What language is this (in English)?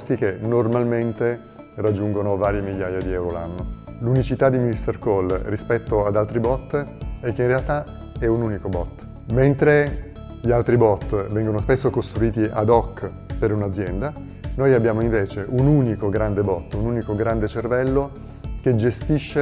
Italian